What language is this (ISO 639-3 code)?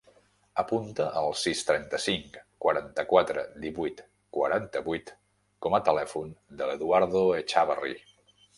cat